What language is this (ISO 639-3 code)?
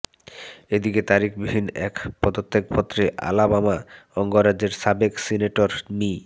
ben